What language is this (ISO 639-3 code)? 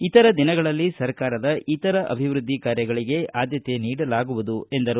kan